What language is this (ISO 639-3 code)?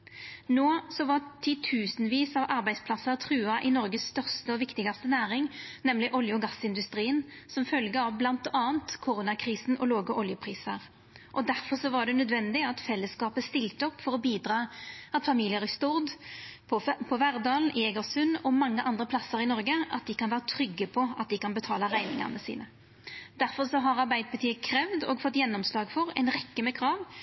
nno